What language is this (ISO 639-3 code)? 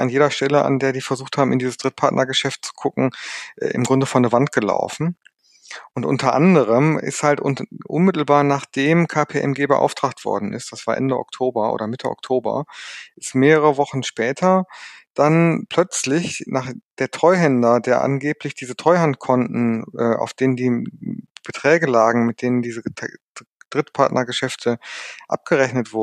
deu